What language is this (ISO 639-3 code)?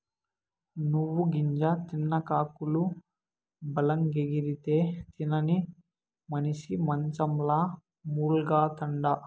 tel